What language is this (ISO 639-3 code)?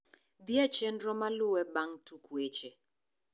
luo